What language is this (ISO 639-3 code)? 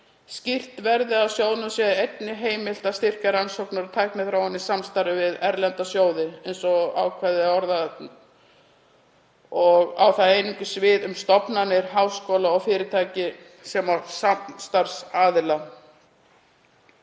isl